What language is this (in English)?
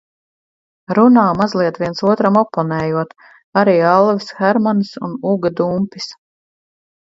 Latvian